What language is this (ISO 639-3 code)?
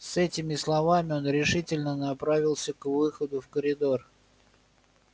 rus